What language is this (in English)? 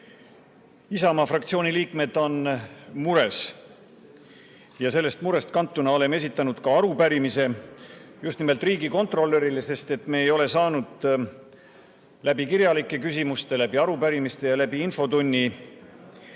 Estonian